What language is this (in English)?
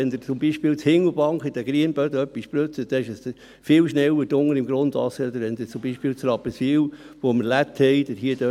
Swiss German